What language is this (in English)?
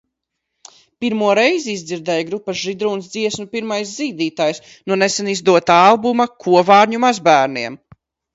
Latvian